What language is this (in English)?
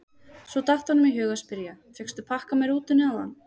Icelandic